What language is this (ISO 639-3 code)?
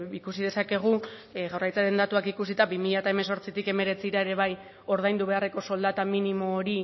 eus